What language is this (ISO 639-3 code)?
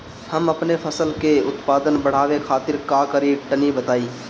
bho